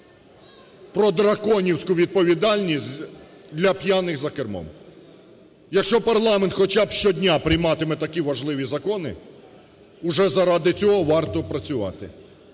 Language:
Ukrainian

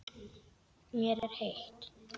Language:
Icelandic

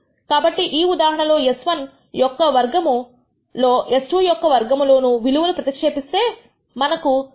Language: Telugu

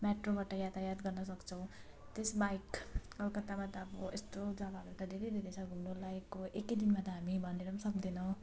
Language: Nepali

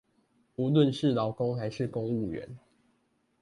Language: Chinese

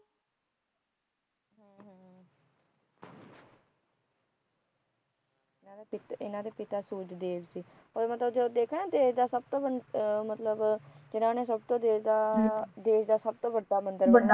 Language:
Punjabi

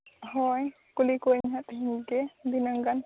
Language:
Santali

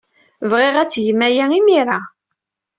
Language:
Kabyle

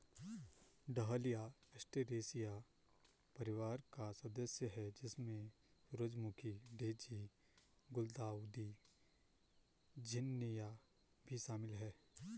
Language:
Hindi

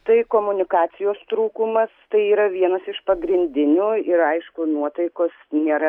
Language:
Lithuanian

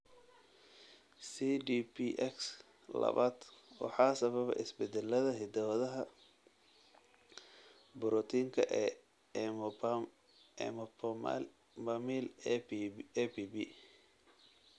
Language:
Somali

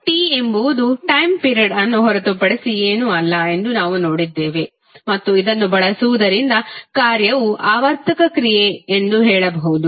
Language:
Kannada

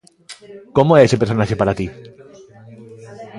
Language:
Galician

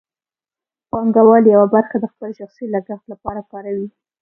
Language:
Pashto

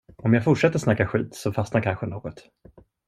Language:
Swedish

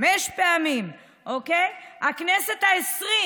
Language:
Hebrew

